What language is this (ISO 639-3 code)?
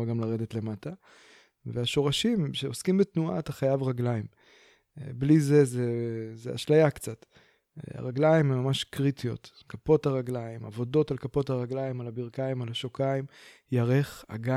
heb